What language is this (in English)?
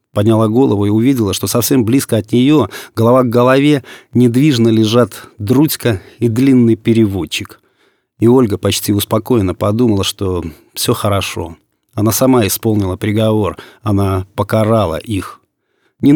Russian